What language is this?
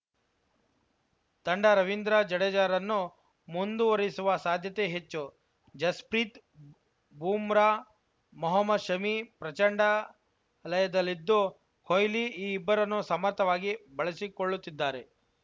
Kannada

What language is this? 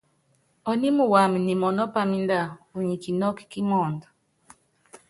Yangben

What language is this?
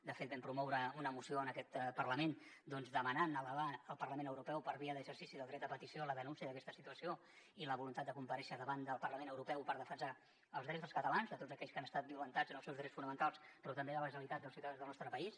Catalan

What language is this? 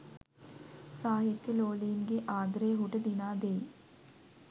Sinhala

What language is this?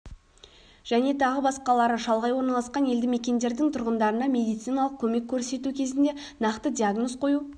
Kazakh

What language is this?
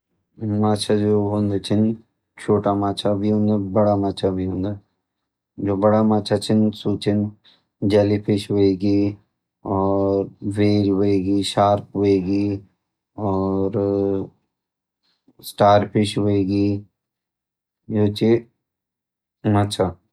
Garhwali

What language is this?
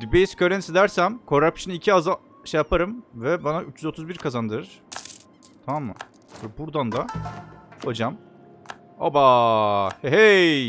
Turkish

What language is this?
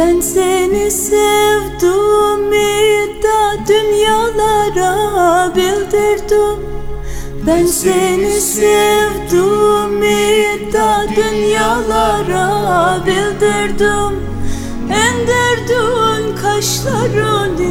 Greek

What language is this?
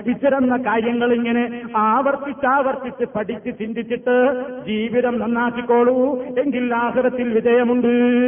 Malayalam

